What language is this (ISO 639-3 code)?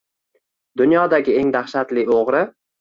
uzb